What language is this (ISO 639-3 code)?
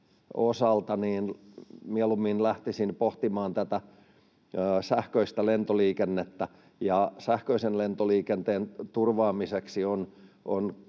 fin